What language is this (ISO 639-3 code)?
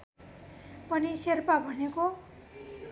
nep